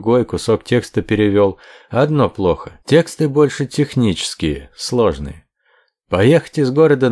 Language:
Russian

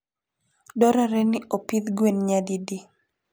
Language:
Luo (Kenya and Tanzania)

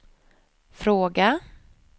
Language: Swedish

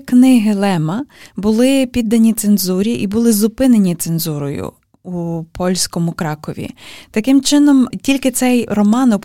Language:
Ukrainian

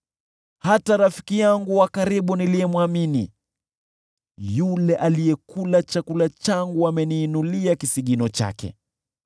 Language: Swahili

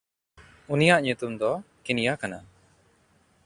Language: Santali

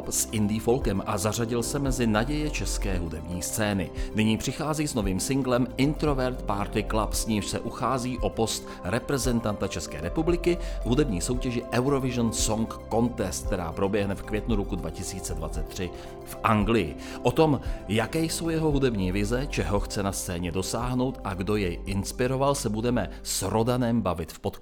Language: Czech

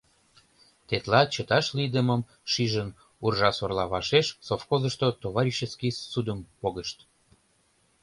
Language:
Mari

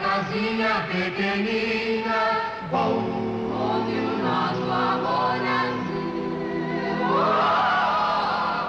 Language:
Portuguese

